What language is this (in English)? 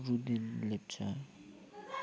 Nepali